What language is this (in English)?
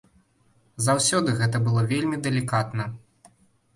Belarusian